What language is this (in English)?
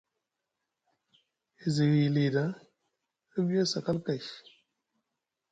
Musgu